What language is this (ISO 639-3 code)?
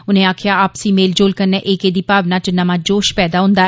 doi